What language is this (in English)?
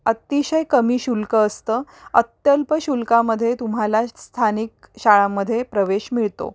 Marathi